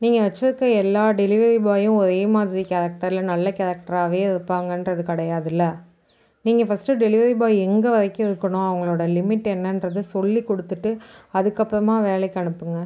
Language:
Tamil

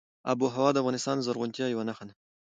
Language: Pashto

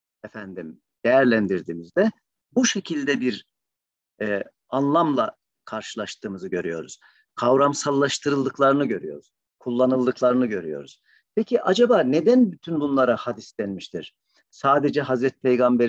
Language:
Turkish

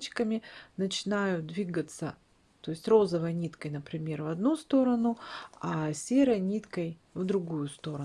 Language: Russian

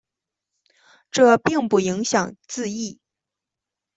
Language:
Chinese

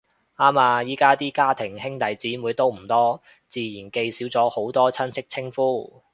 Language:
Cantonese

